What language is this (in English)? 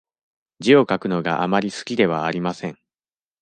Japanese